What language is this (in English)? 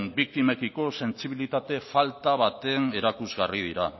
Basque